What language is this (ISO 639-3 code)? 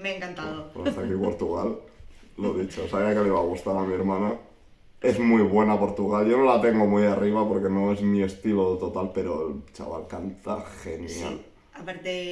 spa